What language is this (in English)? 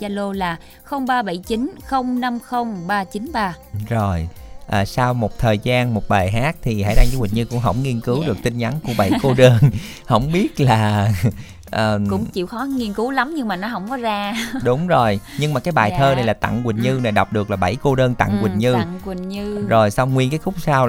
Vietnamese